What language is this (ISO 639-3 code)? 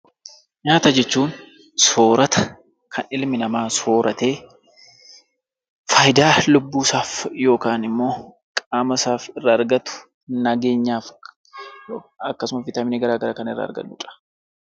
orm